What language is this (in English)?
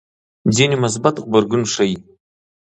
Pashto